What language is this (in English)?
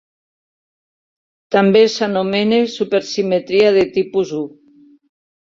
Catalan